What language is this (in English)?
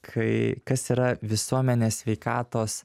Lithuanian